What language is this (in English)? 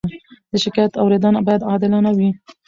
Pashto